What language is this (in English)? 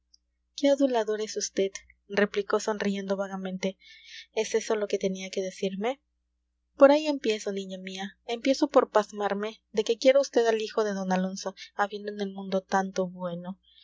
Spanish